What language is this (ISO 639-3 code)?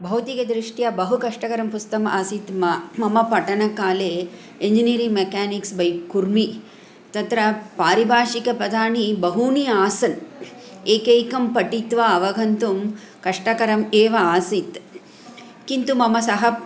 san